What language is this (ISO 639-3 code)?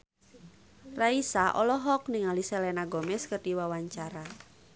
sun